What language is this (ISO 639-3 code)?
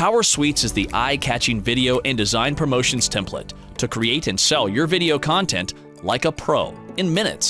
eng